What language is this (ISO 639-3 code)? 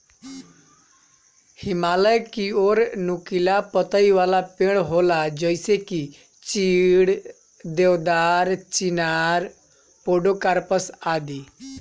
bho